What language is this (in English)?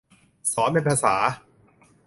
Thai